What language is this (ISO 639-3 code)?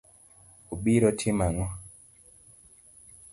luo